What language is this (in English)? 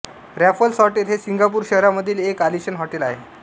Marathi